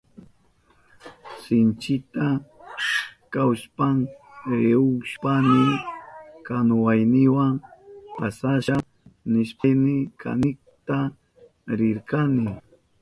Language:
Southern Pastaza Quechua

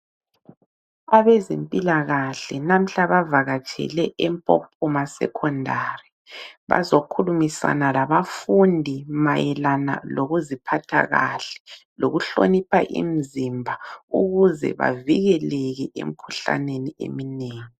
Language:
North Ndebele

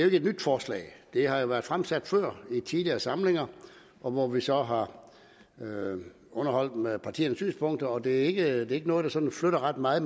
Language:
Danish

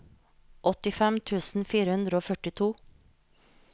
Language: Norwegian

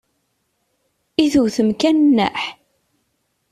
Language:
Kabyle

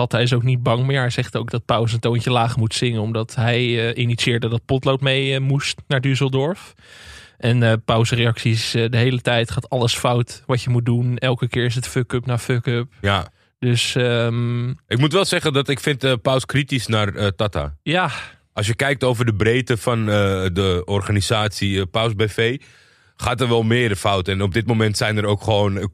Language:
Dutch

